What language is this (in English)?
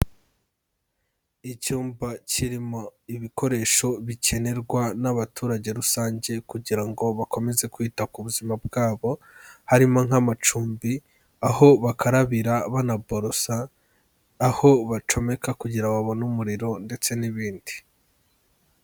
Kinyarwanda